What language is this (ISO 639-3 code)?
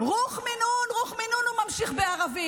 heb